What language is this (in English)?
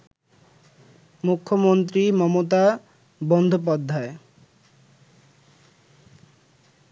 Bangla